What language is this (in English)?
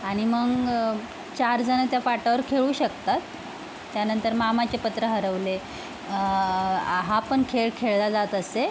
Marathi